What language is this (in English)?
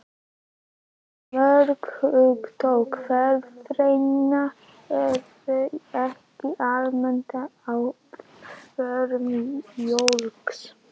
Icelandic